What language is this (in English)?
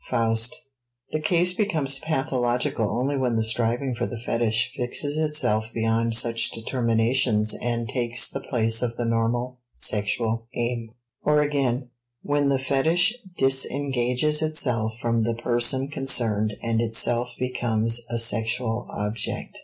English